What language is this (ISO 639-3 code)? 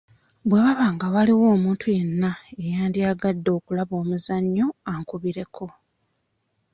lug